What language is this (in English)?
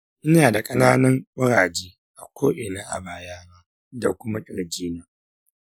Hausa